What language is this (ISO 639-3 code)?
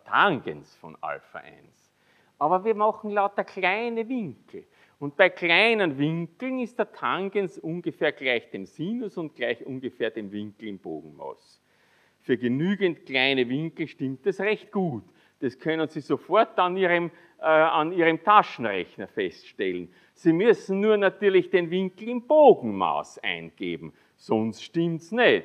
deu